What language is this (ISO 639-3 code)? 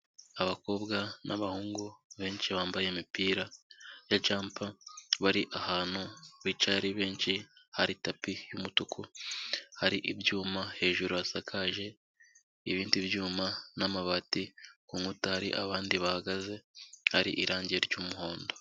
kin